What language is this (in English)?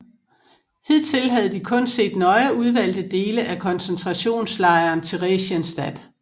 Danish